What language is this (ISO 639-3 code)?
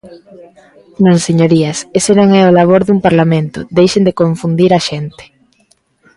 glg